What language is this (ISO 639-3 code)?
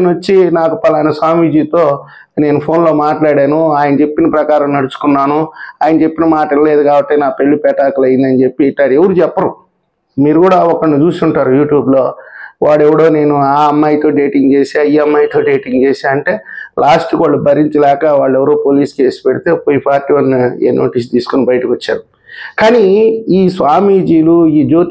tel